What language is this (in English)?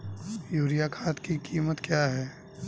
Hindi